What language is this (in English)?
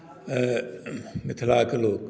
Maithili